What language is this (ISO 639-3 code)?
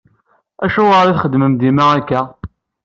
kab